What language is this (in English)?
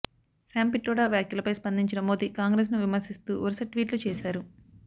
Telugu